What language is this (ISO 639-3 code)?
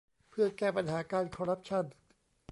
tha